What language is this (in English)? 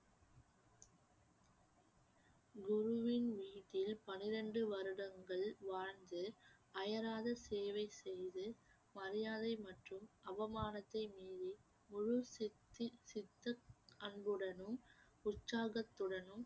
Tamil